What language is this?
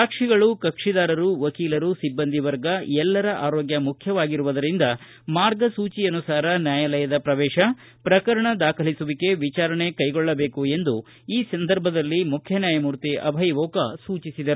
Kannada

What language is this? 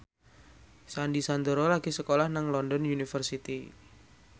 Javanese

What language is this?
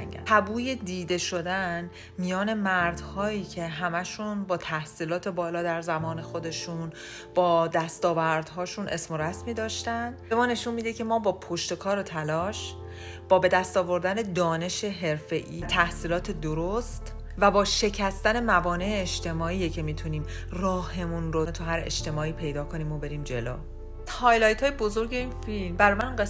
Persian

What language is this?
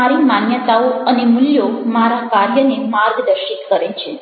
Gujarati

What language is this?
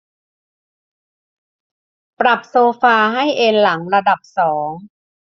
Thai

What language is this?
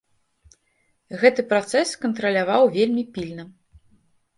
Belarusian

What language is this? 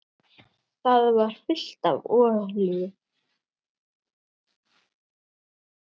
Icelandic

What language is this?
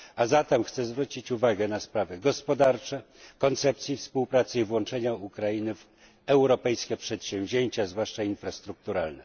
Polish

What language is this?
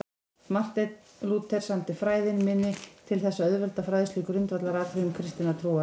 Icelandic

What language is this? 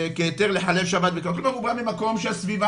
Hebrew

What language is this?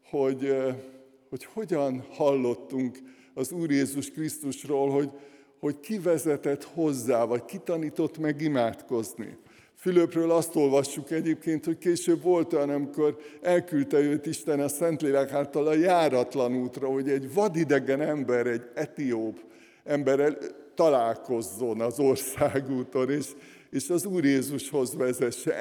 Hungarian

